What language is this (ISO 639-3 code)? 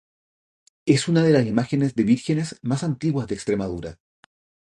spa